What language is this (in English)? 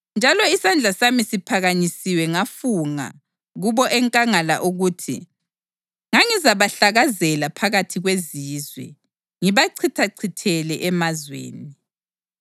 North Ndebele